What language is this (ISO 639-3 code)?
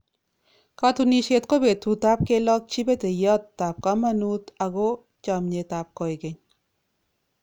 kln